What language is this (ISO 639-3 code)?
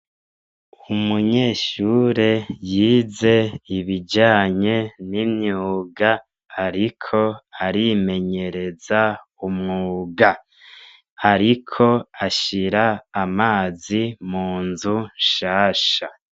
run